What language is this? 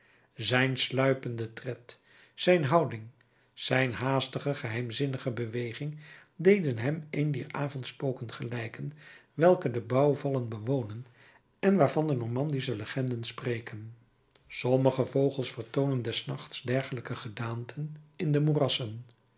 Dutch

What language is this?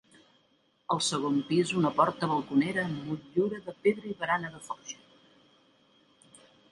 Catalan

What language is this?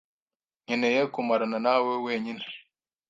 Kinyarwanda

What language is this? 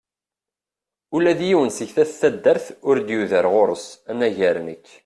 Kabyle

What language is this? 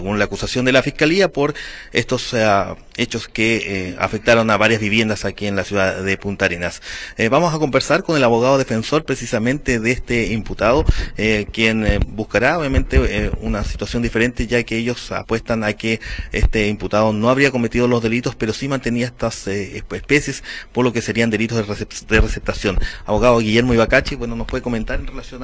Spanish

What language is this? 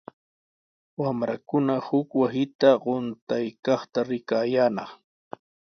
Sihuas Ancash Quechua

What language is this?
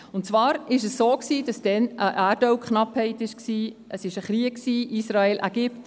Swiss German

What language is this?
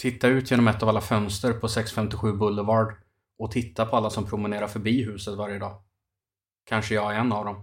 Swedish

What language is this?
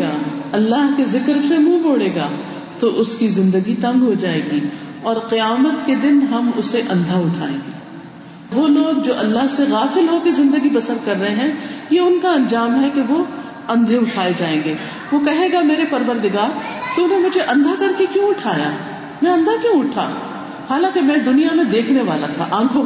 Urdu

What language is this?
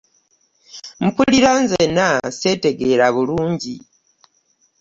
Ganda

